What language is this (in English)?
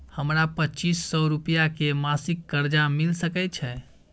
Maithili